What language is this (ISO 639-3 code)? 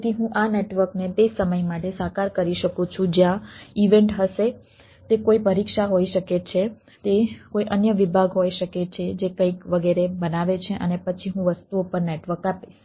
guj